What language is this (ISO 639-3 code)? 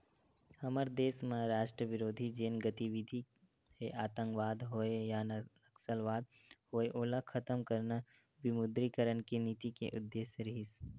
hne